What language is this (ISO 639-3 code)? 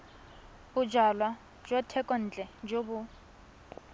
tsn